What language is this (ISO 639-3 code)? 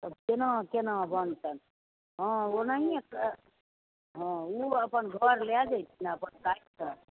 mai